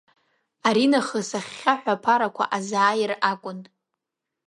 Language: Abkhazian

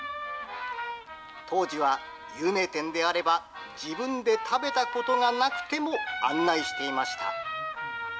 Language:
Japanese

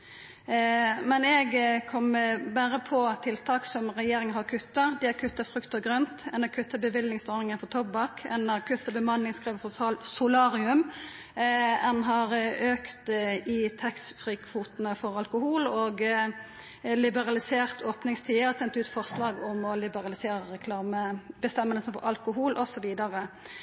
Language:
Norwegian Nynorsk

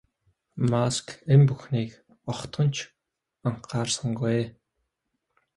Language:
Mongolian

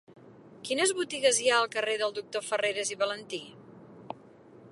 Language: Catalan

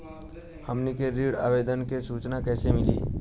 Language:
Bhojpuri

